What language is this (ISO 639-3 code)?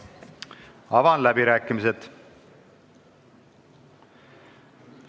est